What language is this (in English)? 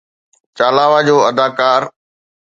Sindhi